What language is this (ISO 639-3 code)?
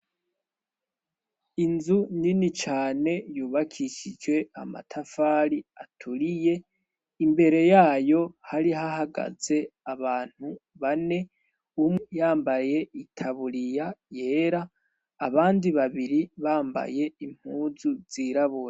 run